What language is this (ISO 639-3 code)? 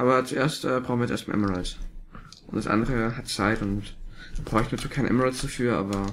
deu